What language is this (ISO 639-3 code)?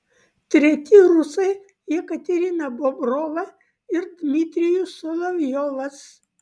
lit